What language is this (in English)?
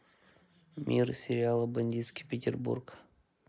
Russian